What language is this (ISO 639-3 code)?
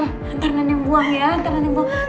ind